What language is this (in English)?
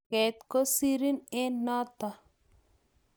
Kalenjin